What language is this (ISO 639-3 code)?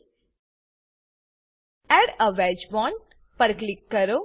guj